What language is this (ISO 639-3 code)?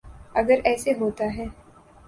urd